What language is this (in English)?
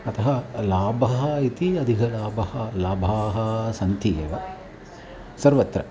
Sanskrit